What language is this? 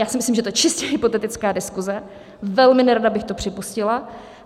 Czech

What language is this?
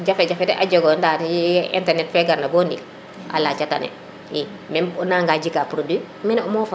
Serer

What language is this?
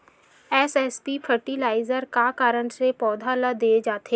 Chhattisgarhi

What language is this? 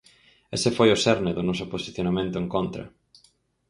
Galician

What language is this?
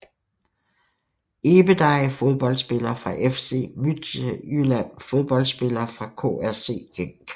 Danish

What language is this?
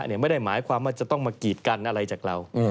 Thai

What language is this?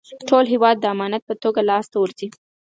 Pashto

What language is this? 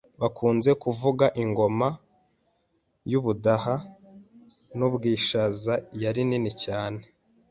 Kinyarwanda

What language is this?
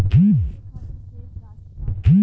Bhojpuri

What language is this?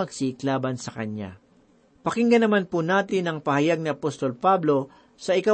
Filipino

